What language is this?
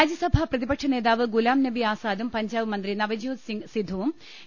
Malayalam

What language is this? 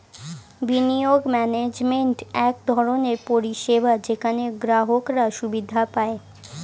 Bangla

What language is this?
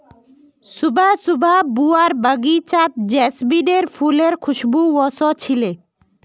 Magahi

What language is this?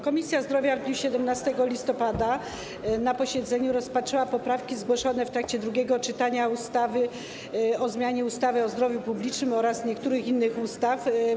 Polish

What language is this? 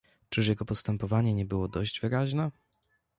Polish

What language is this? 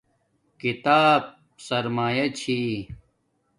Domaaki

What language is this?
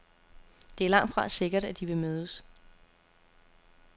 Danish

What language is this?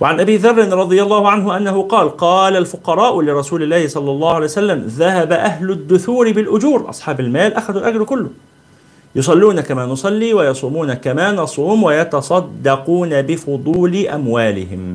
Arabic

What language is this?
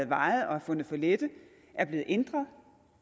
Danish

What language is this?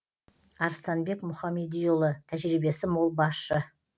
Kazakh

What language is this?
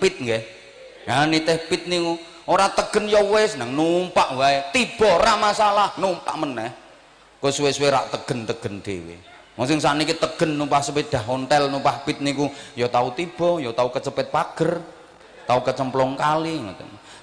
Indonesian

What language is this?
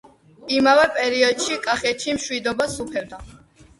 Georgian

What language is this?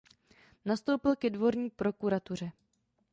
Czech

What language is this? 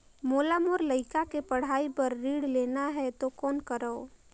Chhattisgarhi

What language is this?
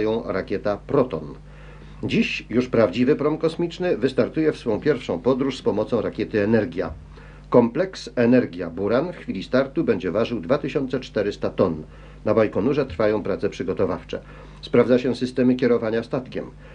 Polish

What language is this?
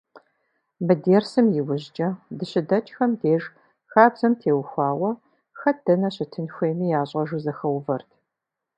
Kabardian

